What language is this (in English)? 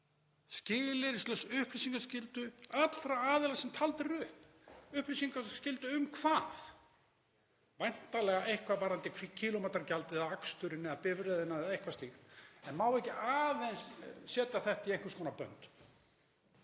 Icelandic